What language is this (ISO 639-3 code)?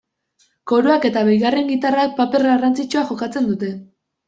eus